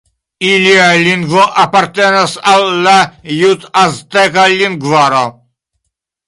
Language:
Esperanto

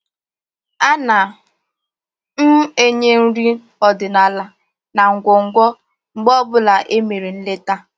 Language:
Igbo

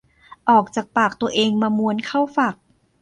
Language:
Thai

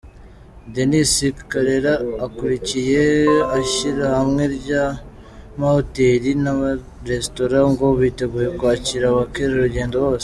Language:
Kinyarwanda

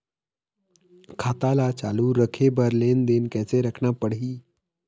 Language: Chhattisgarhi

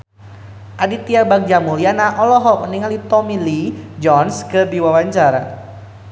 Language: Sundanese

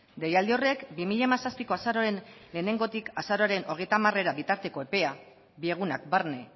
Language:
Basque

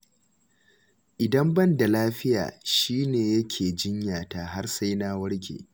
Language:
Hausa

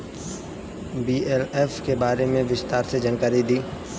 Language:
Bhojpuri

